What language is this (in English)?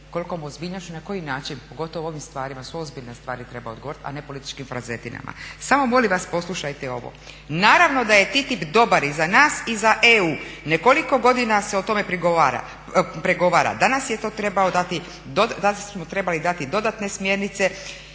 Croatian